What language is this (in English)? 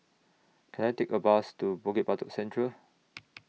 English